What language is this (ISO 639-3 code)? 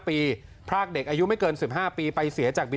tha